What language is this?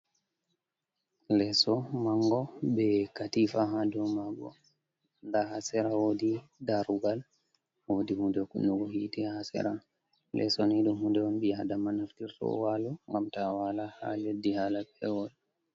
Fula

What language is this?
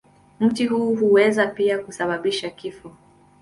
Swahili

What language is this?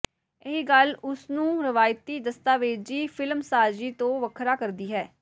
Punjabi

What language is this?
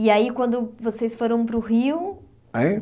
Portuguese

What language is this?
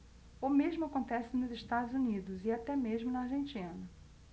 Portuguese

